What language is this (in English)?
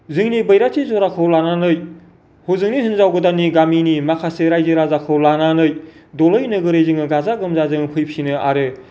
Bodo